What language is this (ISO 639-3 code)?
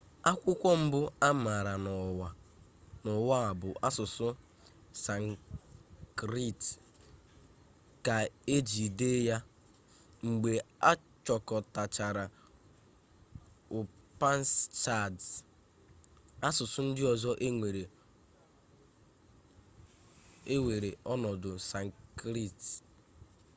ibo